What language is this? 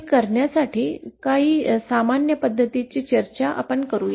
Marathi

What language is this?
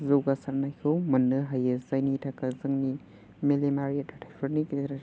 Bodo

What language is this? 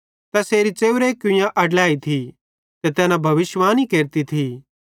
Bhadrawahi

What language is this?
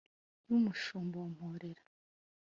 Kinyarwanda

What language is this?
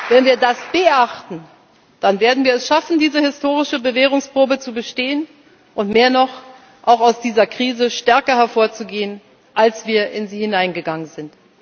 German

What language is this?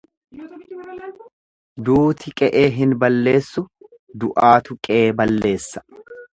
Oromo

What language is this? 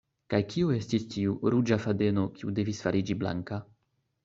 Esperanto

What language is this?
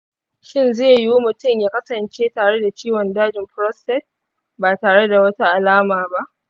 Hausa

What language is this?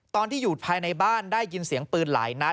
Thai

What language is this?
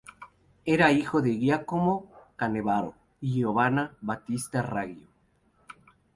Spanish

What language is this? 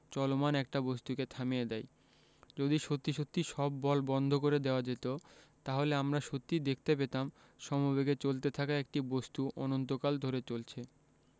Bangla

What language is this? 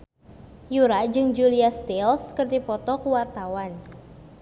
Sundanese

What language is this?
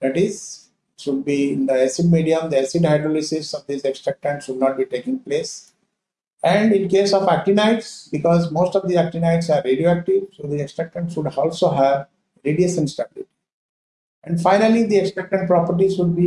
English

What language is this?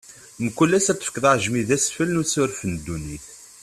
Kabyle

